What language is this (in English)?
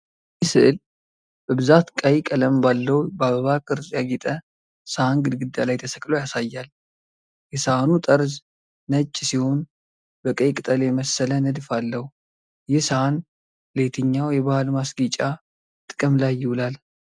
Amharic